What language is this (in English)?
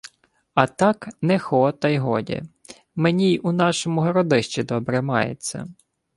Ukrainian